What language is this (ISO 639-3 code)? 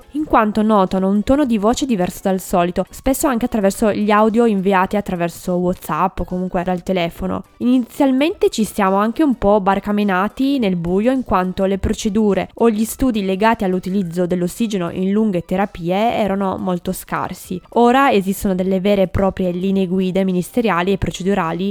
ita